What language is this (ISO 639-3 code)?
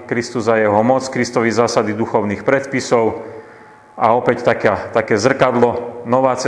slk